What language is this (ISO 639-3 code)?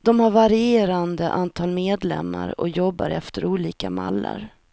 swe